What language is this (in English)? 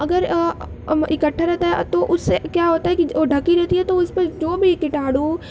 Urdu